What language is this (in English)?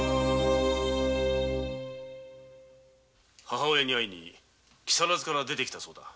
Japanese